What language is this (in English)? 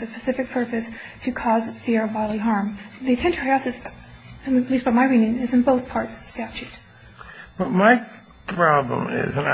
English